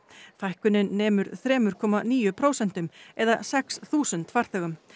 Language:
Icelandic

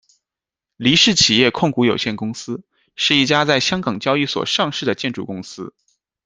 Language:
Chinese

